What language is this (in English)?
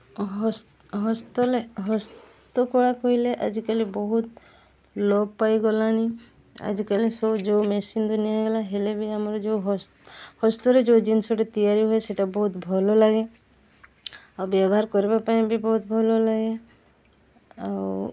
Odia